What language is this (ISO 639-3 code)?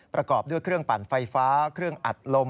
tha